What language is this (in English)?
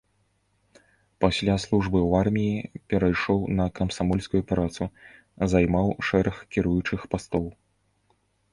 Belarusian